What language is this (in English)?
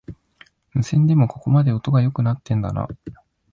Japanese